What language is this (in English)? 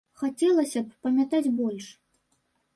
Belarusian